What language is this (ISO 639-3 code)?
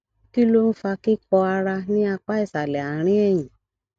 yor